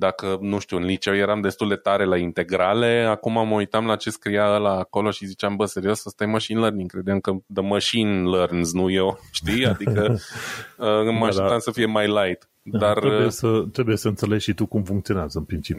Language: Romanian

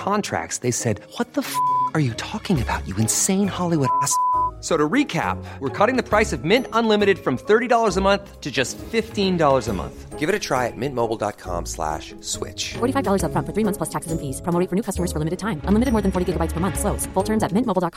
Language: Filipino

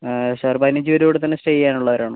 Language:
Malayalam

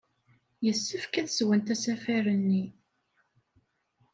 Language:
Kabyle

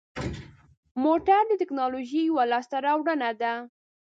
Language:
Pashto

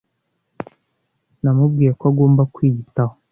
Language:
Kinyarwanda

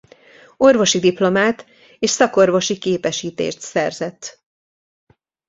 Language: Hungarian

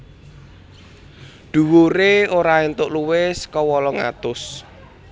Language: Javanese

